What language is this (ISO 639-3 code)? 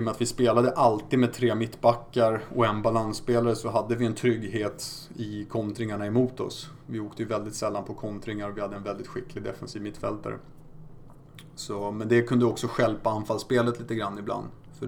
swe